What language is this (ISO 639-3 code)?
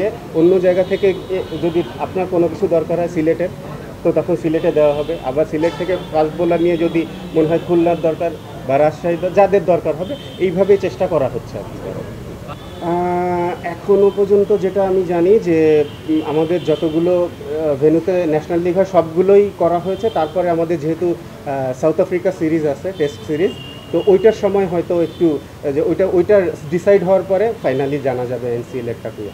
ben